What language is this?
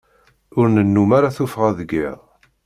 Kabyle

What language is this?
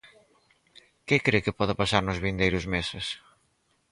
Galician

